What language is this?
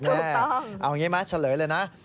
Thai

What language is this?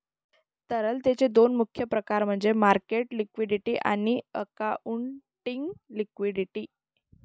Marathi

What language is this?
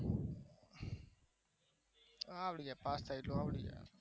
Gujarati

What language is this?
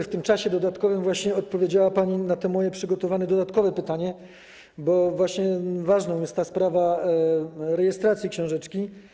Polish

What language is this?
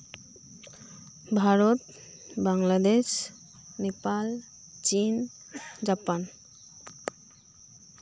Santali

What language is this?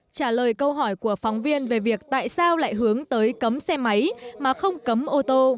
Vietnamese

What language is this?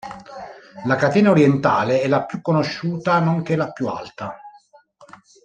Italian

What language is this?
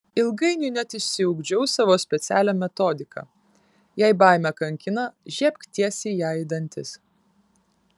Lithuanian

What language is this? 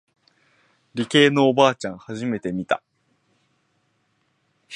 Japanese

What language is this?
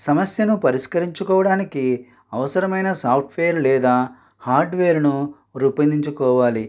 Telugu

